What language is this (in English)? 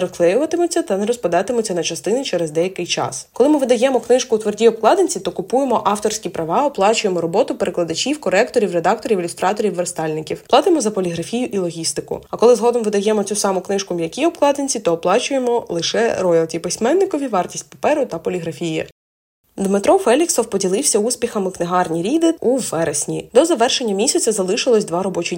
Ukrainian